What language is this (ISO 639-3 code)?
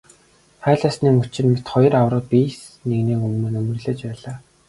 mon